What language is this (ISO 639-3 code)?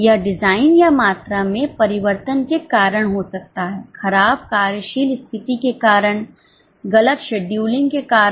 hin